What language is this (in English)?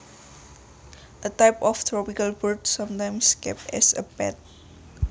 Javanese